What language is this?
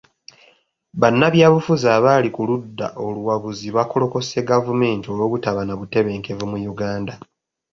Ganda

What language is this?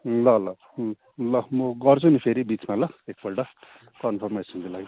Nepali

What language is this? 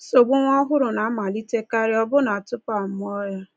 Igbo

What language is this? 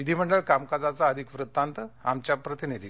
Marathi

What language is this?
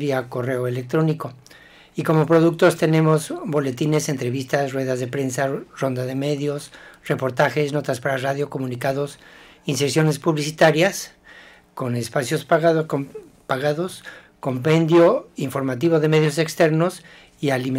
Spanish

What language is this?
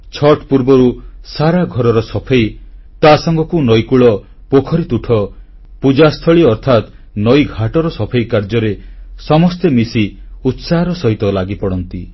Odia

